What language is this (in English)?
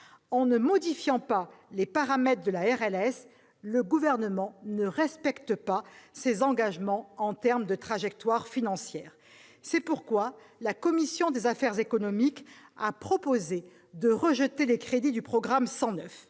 French